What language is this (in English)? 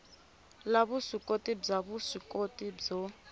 Tsonga